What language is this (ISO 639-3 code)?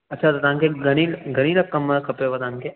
snd